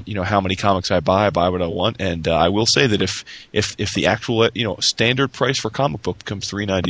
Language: English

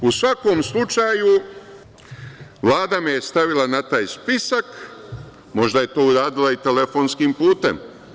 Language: Serbian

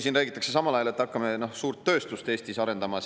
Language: Estonian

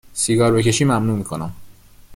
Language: Persian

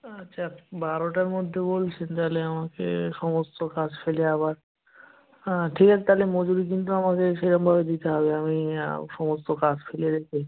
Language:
Bangla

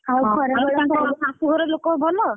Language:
Odia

